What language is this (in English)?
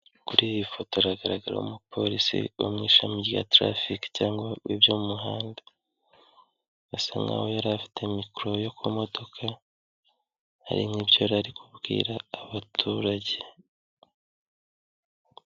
Kinyarwanda